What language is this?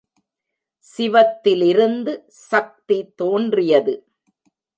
Tamil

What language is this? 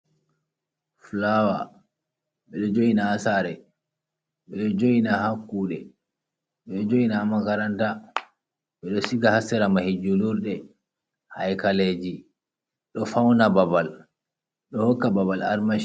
Fula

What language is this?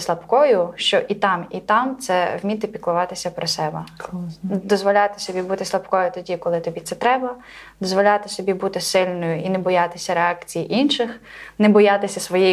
Ukrainian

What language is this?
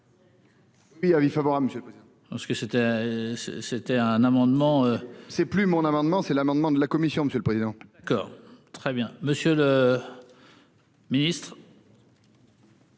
French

